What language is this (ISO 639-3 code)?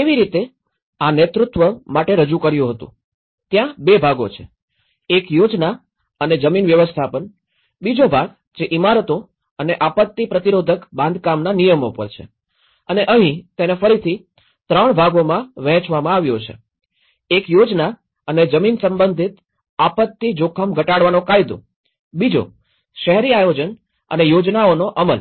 guj